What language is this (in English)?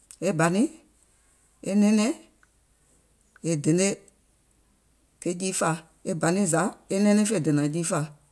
Gola